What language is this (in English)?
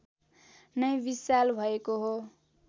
Nepali